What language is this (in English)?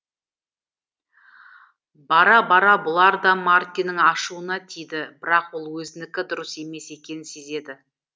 Kazakh